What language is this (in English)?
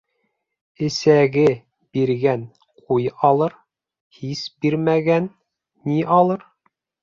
Bashkir